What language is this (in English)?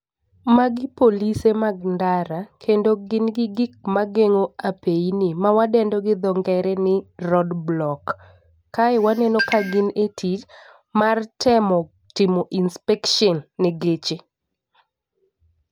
Luo (Kenya and Tanzania)